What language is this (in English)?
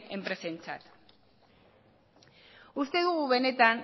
Basque